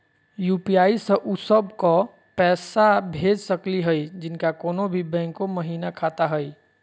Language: Magahi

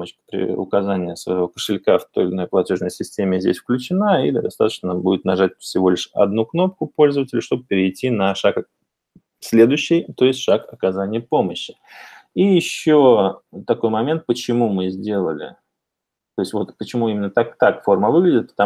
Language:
Russian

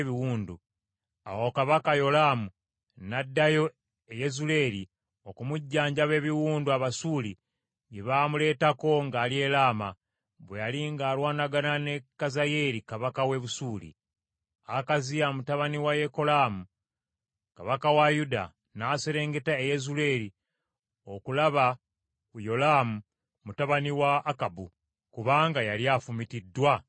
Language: Ganda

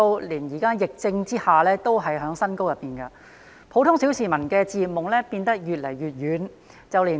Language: Cantonese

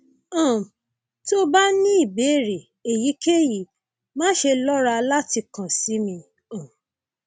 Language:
Yoruba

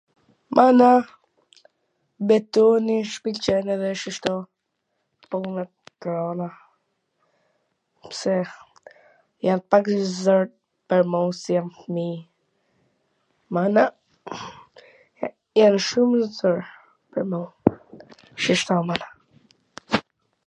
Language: Gheg Albanian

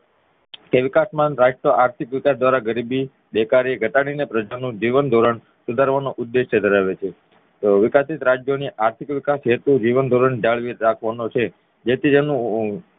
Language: Gujarati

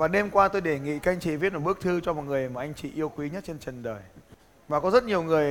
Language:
Vietnamese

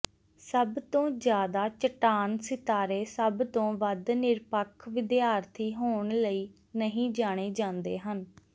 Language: Punjabi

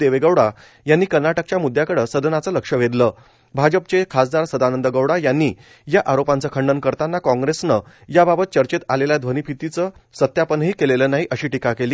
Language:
Marathi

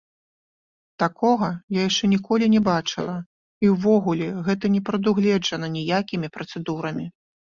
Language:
Belarusian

